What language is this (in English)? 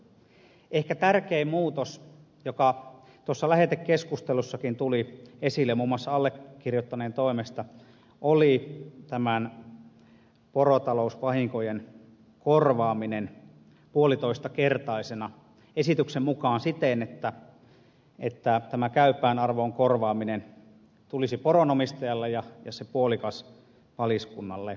Finnish